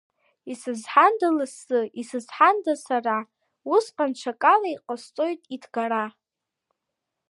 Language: Abkhazian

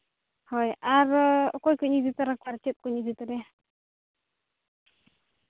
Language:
Santali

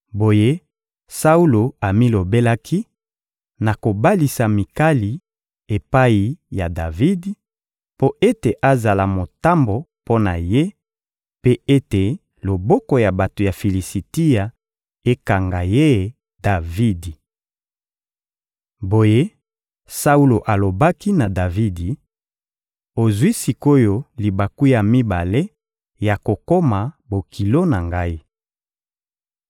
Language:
Lingala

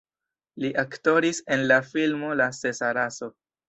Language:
Esperanto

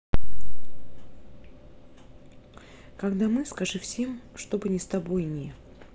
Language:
Russian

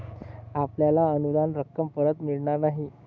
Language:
Marathi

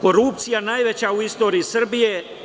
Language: Serbian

